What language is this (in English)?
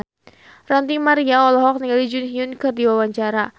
Sundanese